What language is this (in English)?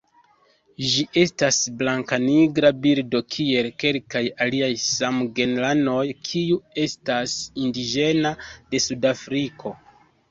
Esperanto